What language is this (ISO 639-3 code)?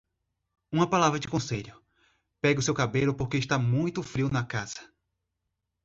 por